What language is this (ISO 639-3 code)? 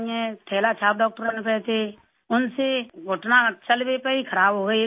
urd